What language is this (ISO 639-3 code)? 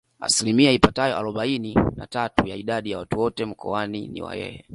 swa